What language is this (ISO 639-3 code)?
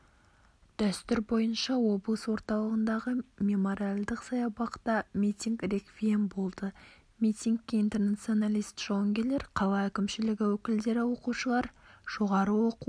kaz